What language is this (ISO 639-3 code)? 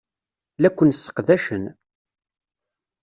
kab